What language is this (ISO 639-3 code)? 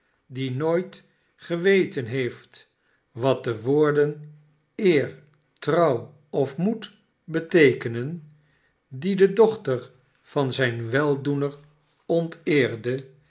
nld